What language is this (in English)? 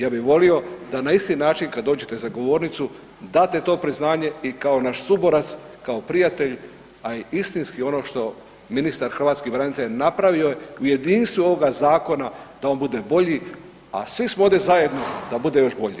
Croatian